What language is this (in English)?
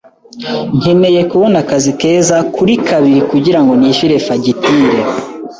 Kinyarwanda